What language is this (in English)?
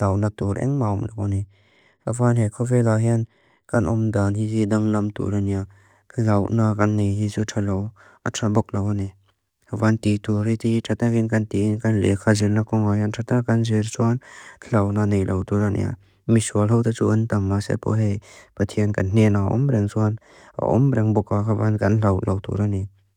Mizo